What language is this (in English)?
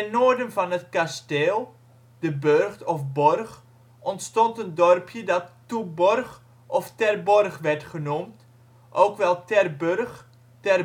Dutch